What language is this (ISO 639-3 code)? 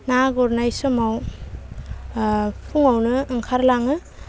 brx